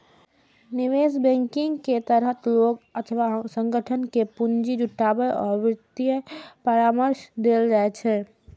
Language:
Maithili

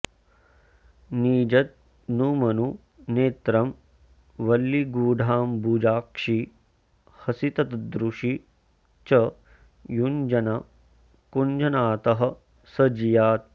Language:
Sanskrit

